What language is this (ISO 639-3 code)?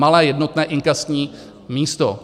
ces